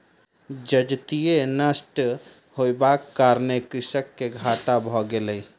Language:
Maithili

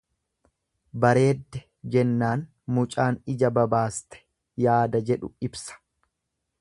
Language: Oromo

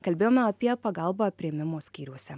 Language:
Lithuanian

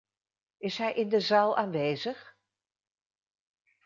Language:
Dutch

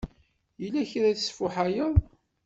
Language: Kabyle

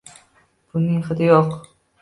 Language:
Uzbek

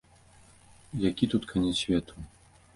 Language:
Belarusian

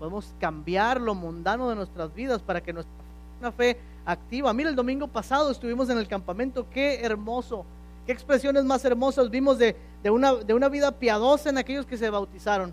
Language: Spanish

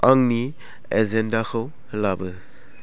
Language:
Bodo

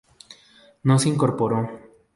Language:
Spanish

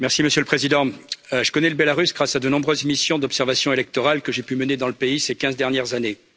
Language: French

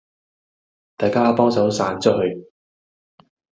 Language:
Cantonese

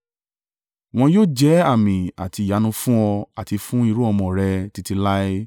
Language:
Yoruba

